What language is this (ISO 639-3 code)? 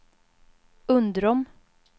swe